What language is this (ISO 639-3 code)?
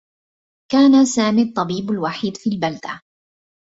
ara